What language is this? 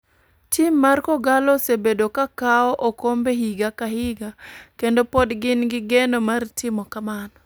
Luo (Kenya and Tanzania)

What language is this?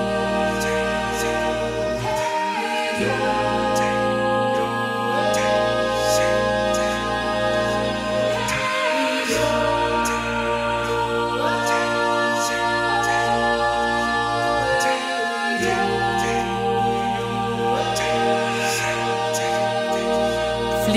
Latvian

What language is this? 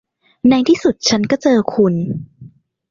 Thai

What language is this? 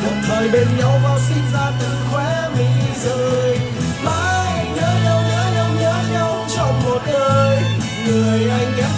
Vietnamese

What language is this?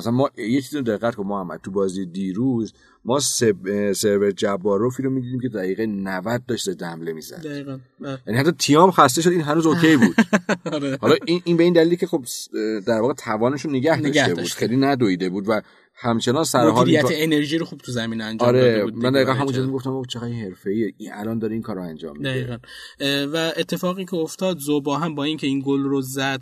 Persian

